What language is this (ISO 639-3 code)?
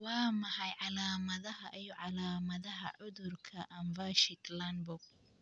som